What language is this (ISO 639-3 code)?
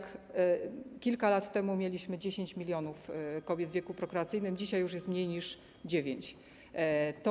pol